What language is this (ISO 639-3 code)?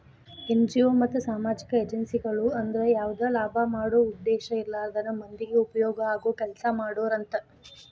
kan